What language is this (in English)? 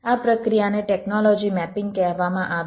Gujarati